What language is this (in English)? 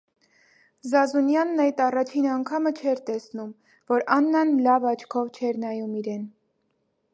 Armenian